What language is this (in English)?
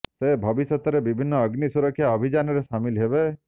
Odia